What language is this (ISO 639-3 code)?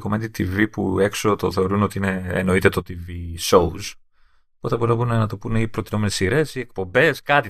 ell